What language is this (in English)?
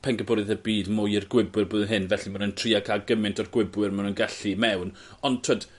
Welsh